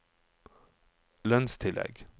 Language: Norwegian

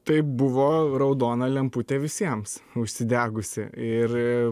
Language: Lithuanian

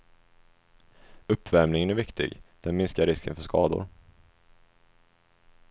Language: Swedish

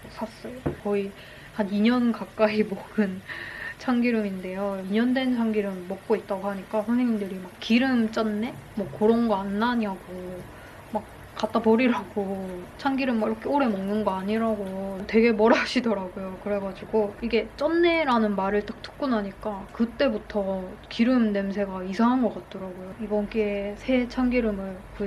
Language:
Korean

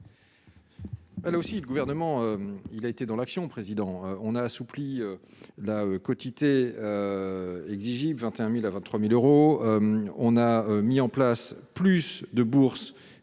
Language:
French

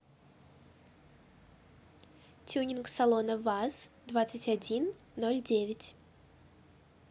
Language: Russian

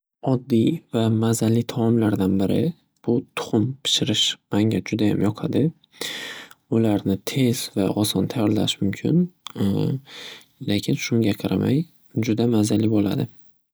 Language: Uzbek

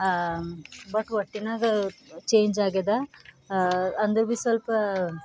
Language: Kannada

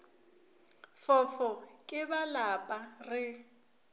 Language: Northern Sotho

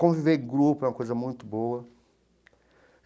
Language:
Portuguese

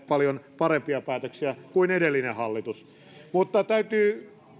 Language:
Finnish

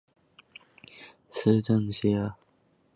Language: Chinese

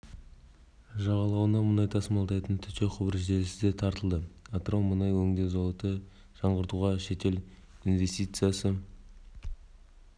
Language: Kazakh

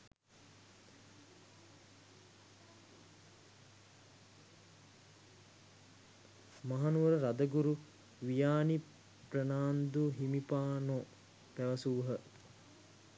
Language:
Sinhala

